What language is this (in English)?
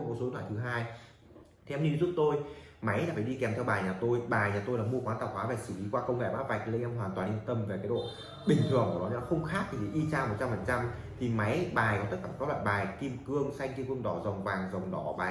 Vietnamese